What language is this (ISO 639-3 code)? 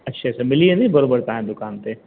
snd